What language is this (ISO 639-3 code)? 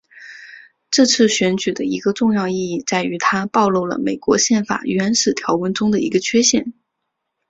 zho